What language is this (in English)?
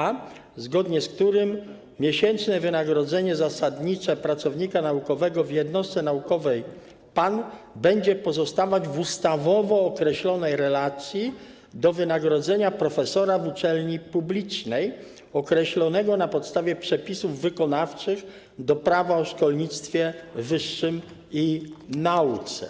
Polish